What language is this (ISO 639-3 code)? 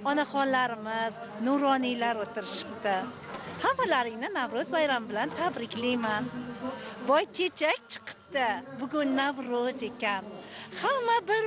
tur